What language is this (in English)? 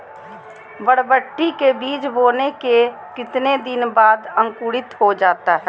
Magahi